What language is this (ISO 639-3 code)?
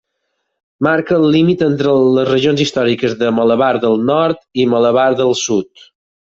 cat